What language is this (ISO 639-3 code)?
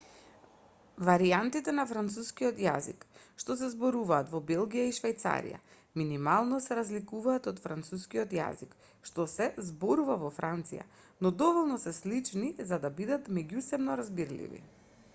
mkd